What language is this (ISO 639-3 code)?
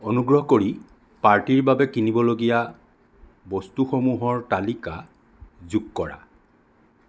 asm